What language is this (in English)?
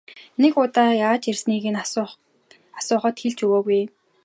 Mongolian